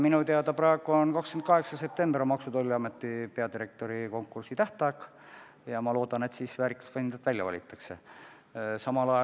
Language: Estonian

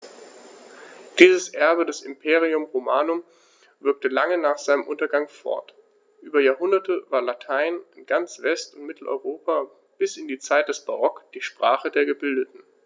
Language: German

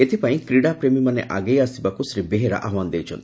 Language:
Odia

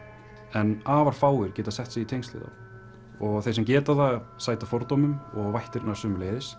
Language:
Icelandic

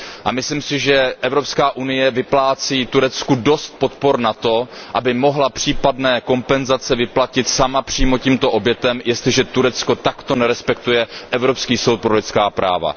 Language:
Czech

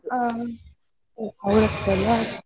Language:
Kannada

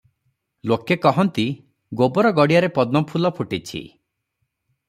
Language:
Odia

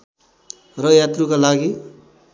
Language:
Nepali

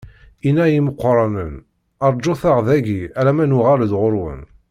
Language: Kabyle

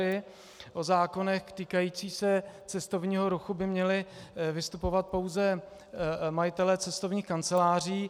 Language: Czech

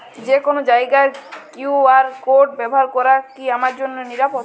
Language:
Bangla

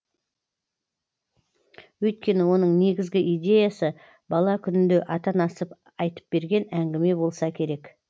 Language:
Kazakh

